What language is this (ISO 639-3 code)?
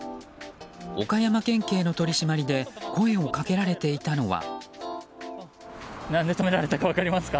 jpn